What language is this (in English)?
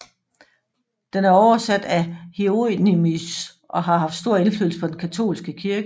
Danish